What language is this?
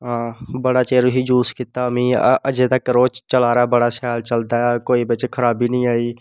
Dogri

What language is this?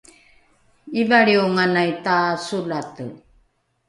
Rukai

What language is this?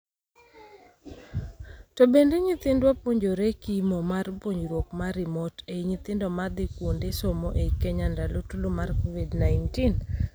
Luo (Kenya and Tanzania)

